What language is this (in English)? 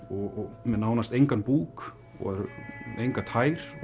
Icelandic